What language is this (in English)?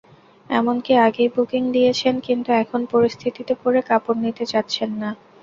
Bangla